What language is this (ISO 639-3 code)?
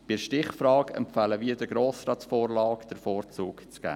gsw